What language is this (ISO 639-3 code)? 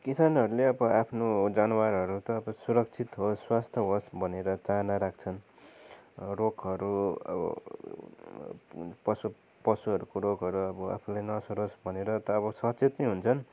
nep